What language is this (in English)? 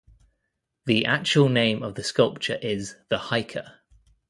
English